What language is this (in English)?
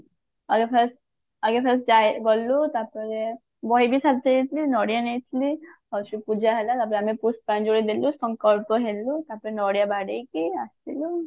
Odia